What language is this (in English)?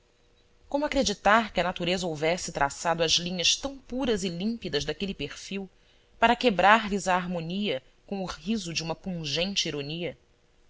Portuguese